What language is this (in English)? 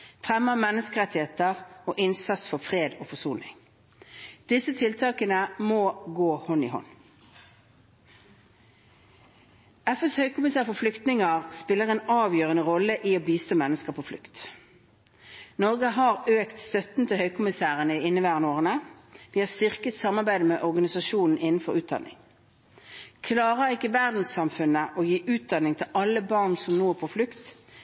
Norwegian Bokmål